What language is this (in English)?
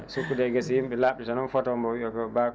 Fula